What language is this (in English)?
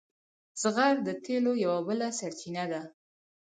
Pashto